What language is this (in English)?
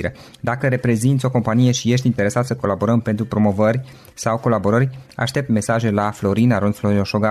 Romanian